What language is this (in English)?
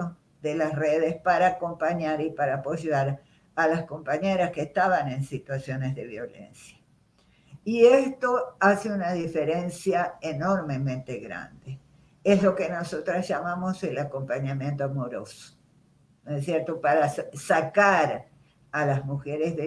Spanish